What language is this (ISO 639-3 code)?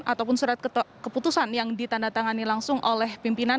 ind